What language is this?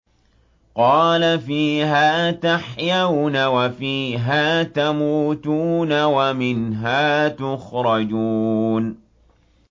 Arabic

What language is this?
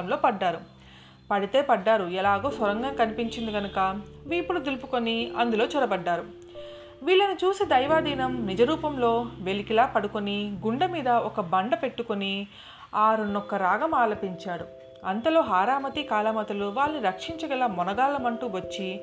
Telugu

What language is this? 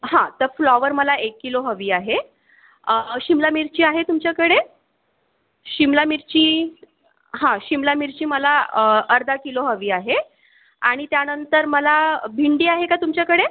Marathi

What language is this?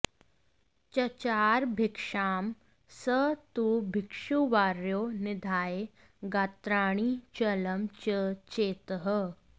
Sanskrit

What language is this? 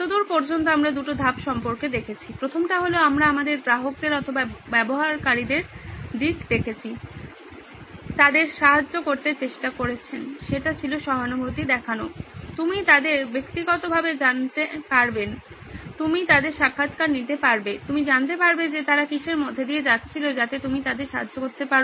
Bangla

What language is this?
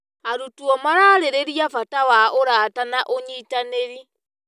Kikuyu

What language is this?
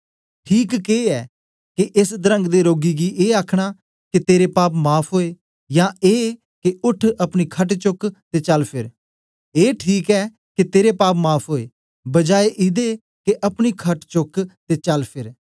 Dogri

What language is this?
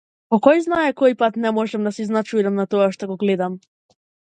Macedonian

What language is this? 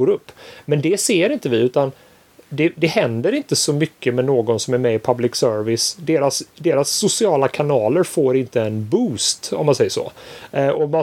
Swedish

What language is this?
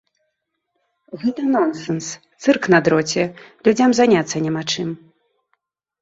Belarusian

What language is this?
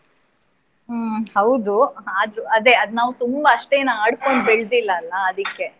Kannada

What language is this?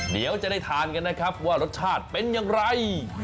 Thai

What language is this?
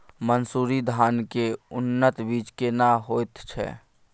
Maithili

